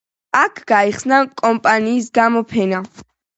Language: Georgian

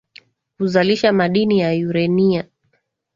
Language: Swahili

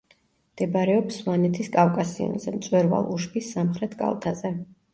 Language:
Georgian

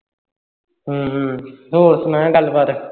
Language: Punjabi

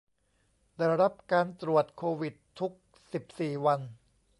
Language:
Thai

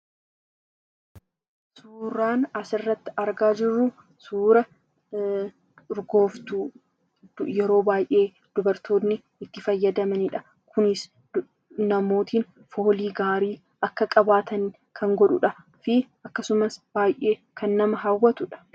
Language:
Oromo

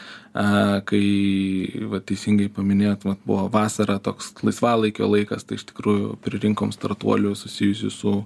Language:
Lithuanian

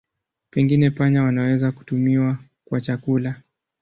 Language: Swahili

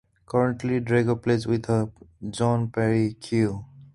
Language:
English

